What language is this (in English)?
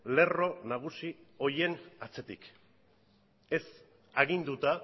Basque